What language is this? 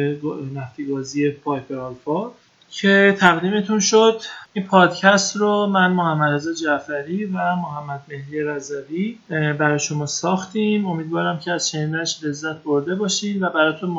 Persian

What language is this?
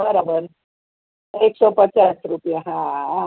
Gujarati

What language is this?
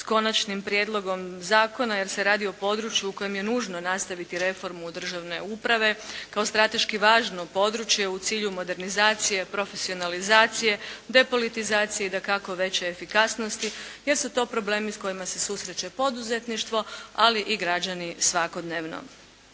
Croatian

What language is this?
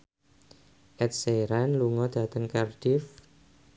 Javanese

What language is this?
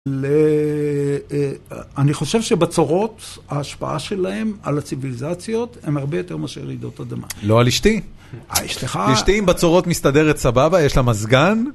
Hebrew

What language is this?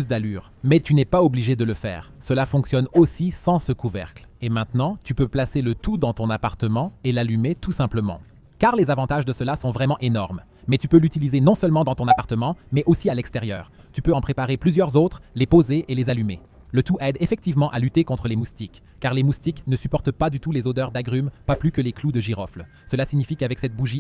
French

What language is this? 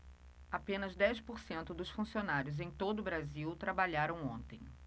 Portuguese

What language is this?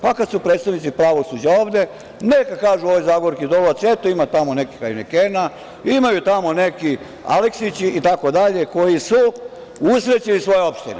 Serbian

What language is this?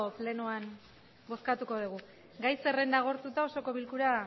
Basque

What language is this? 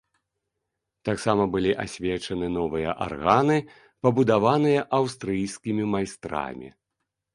Belarusian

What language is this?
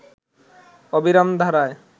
Bangla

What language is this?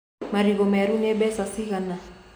Kikuyu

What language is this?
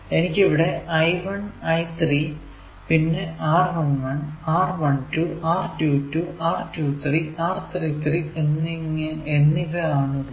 Malayalam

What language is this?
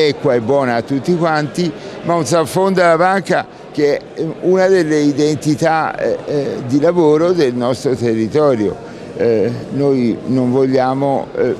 Italian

